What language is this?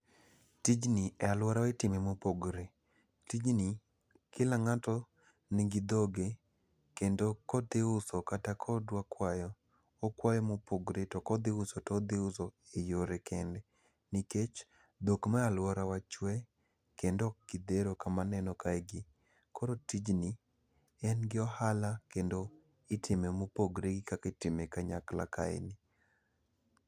Luo (Kenya and Tanzania)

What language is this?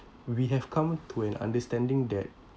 English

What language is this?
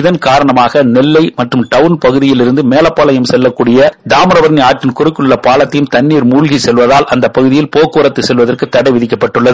Tamil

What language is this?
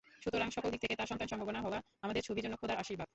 Bangla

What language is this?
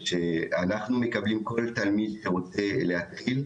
Hebrew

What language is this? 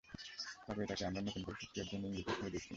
Bangla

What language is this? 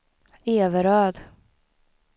Swedish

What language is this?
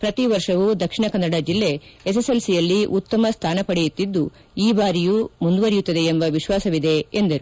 Kannada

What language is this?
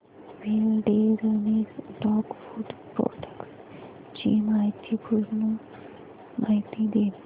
Marathi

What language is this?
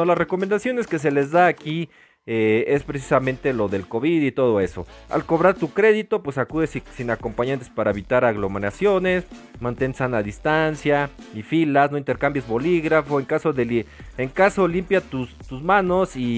Spanish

